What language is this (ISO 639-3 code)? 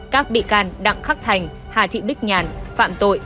vie